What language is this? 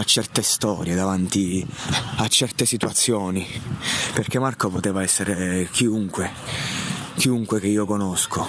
Italian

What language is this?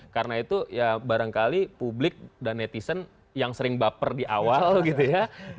Indonesian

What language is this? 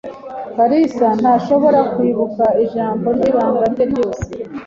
Kinyarwanda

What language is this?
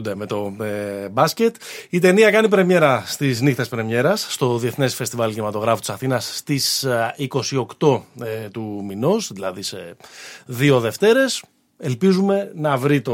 Greek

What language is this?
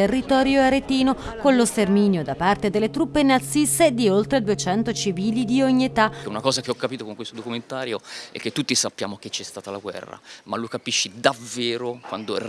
Italian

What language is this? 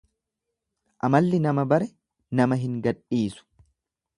Oromo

